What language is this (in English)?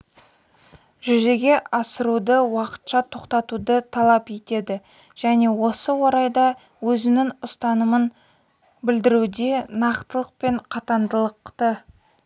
Kazakh